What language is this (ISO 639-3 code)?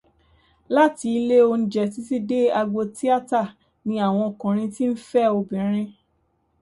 yor